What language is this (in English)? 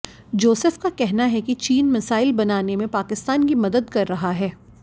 Hindi